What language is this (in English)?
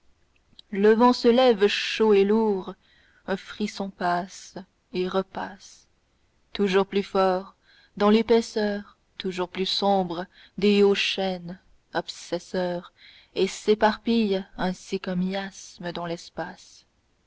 French